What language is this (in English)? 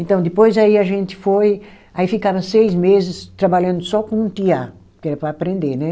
Portuguese